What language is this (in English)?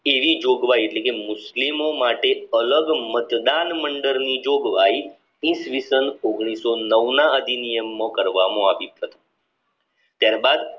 Gujarati